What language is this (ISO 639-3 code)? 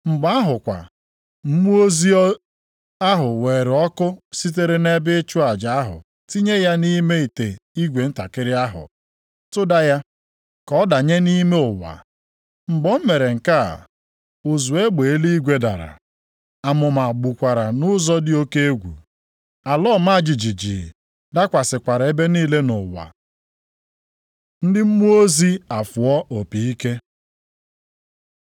ibo